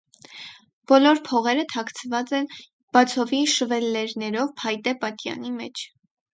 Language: Armenian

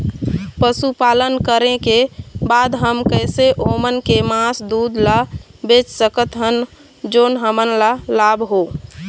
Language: Chhattisgarhi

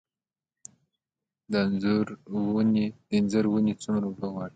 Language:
Pashto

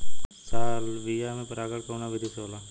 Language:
Bhojpuri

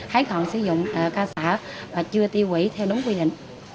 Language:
Vietnamese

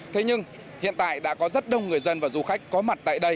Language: Vietnamese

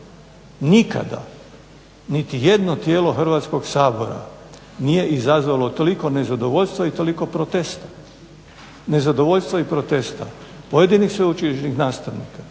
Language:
Croatian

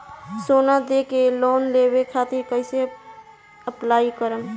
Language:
Bhojpuri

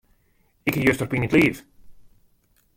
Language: Western Frisian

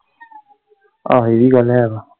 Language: Punjabi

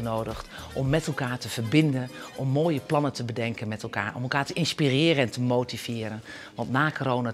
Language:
Dutch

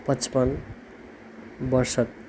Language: Nepali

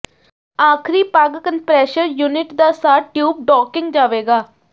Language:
Punjabi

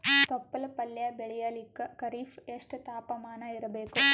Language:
Kannada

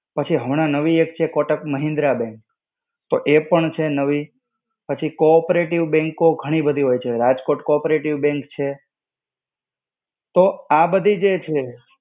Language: Gujarati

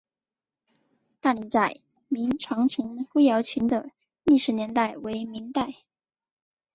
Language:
Chinese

